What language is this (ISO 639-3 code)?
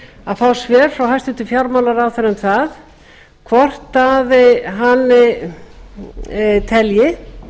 isl